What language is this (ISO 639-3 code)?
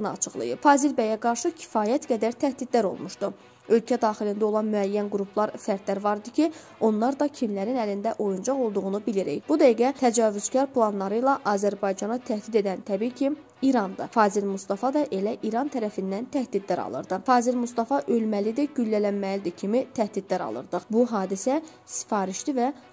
tur